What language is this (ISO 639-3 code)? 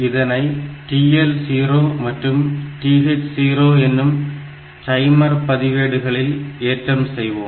tam